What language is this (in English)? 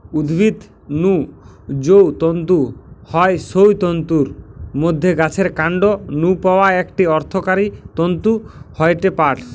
Bangla